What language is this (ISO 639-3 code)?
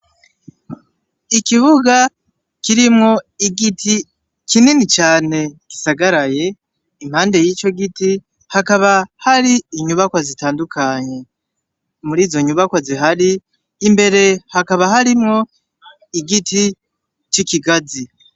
run